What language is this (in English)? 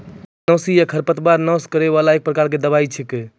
Maithili